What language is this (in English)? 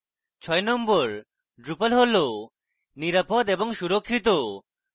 Bangla